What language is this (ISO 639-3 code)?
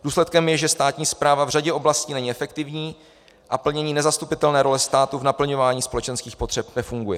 ces